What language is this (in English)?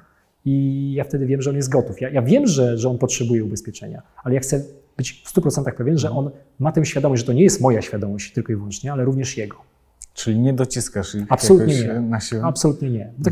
Polish